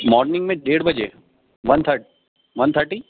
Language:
Urdu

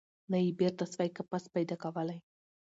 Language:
Pashto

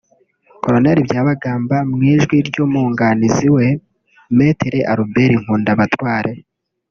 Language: Kinyarwanda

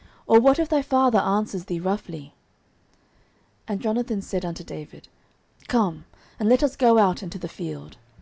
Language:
English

